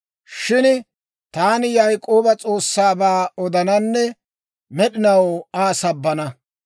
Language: Dawro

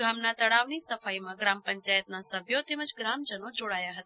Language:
Gujarati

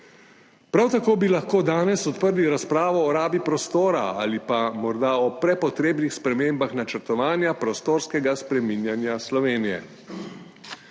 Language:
Slovenian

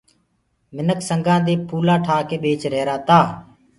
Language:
Gurgula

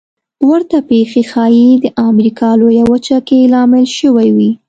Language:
Pashto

